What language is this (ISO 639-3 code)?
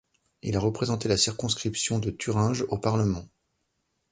fra